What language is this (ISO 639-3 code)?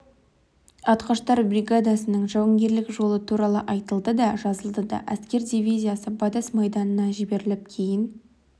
kaz